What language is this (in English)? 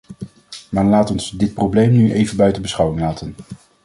Dutch